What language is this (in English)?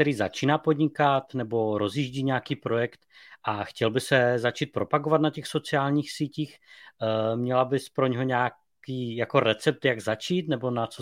Czech